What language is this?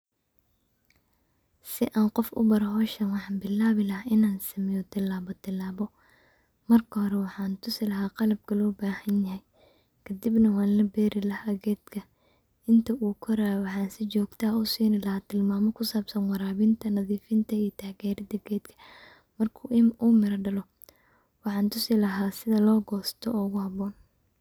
Somali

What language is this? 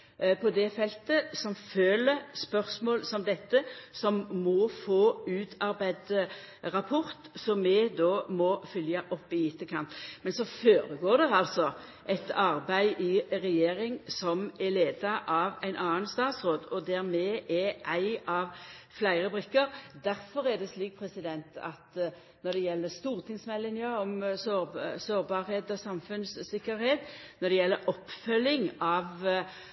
Norwegian Nynorsk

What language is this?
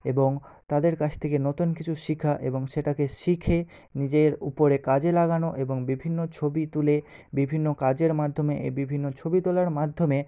Bangla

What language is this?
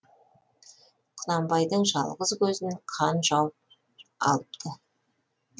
Kazakh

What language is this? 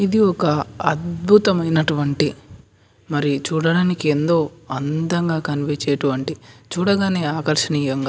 Telugu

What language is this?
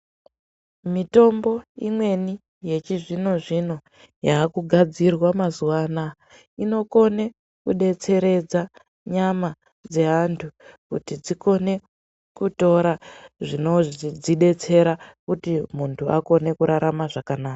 Ndau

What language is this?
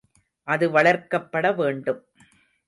Tamil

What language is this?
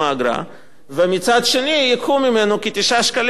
Hebrew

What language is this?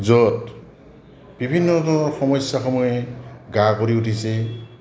Assamese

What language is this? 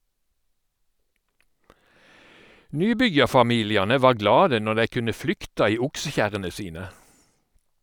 Norwegian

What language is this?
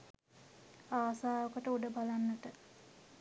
Sinhala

